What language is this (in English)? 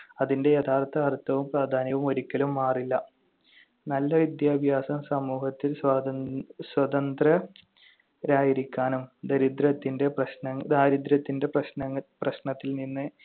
Malayalam